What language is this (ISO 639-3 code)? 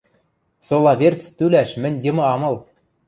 mrj